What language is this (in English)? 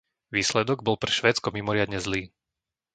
Slovak